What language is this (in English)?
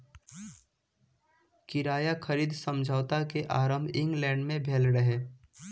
Maithili